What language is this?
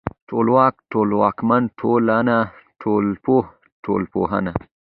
Pashto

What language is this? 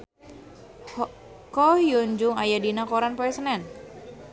Sundanese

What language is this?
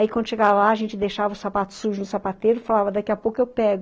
Portuguese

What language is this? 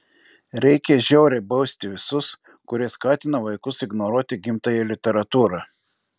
Lithuanian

